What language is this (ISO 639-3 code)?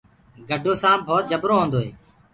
ggg